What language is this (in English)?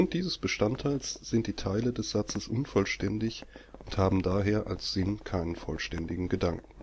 German